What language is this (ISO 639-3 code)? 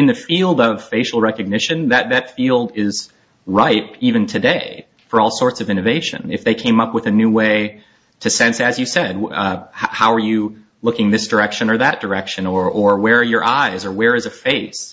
eng